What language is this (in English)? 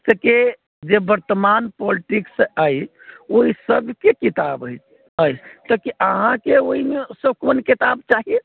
Maithili